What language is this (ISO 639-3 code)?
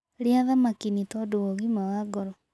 kik